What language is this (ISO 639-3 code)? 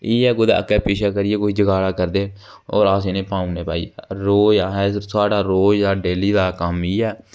doi